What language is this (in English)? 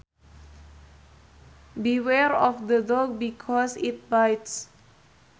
Sundanese